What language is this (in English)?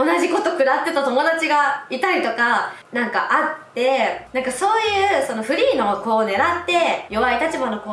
Japanese